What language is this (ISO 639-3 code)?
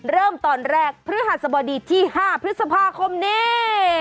tha